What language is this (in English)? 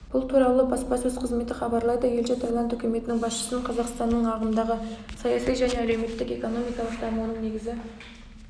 Kazakh